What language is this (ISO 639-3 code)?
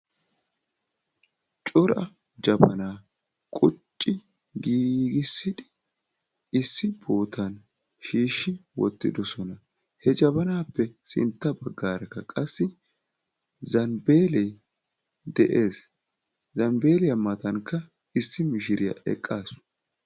wal